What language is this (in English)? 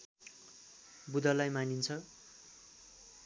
Nepali